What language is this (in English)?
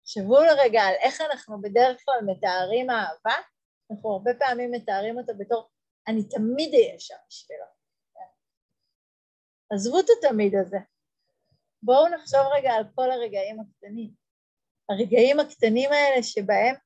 Hebrew